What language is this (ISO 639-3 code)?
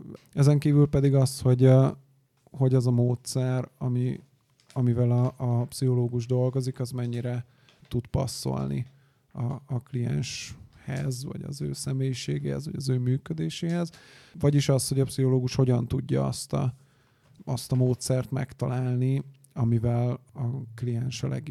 hun